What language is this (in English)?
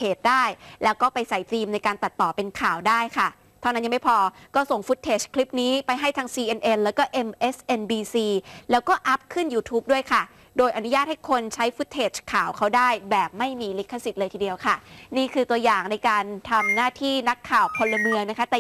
Thai